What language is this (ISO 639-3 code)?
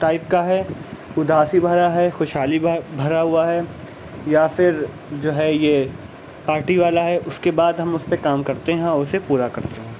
urd